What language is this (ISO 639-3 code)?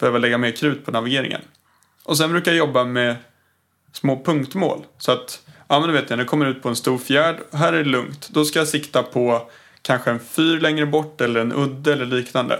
swe